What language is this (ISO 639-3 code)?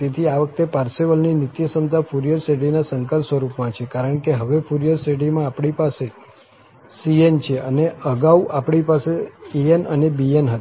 guj